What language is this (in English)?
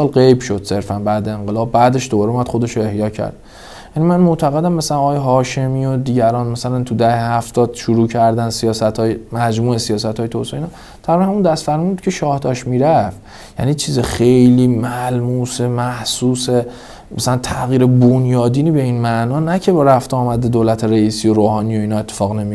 Persian